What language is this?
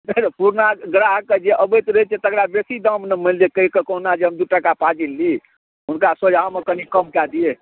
Maithili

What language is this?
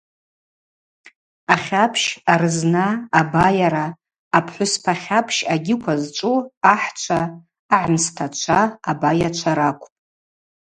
Abaza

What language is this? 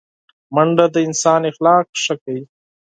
Pashto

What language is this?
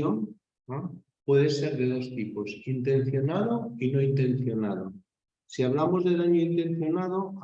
Spanish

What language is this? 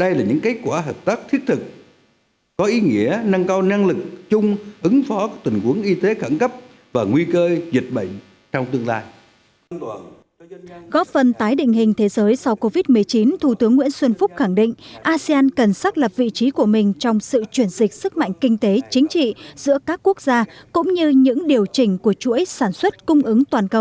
Vietnamese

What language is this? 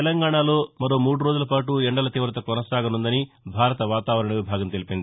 Telugu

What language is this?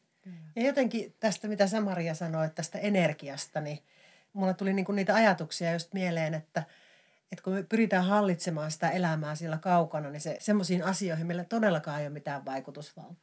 Finnish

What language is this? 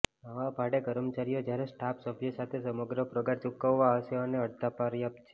Gujarati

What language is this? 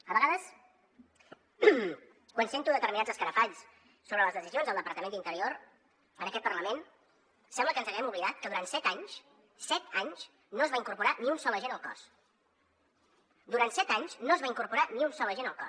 Catalan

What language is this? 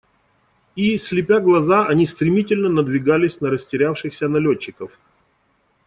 Russian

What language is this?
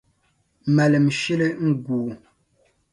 Dagbani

